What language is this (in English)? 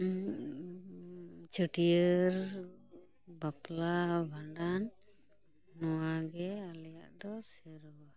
Santali